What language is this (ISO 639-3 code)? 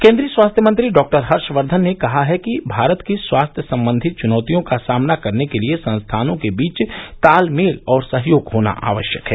hin